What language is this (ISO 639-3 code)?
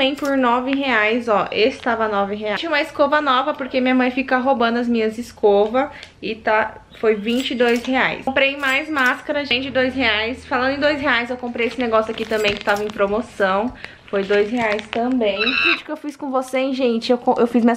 por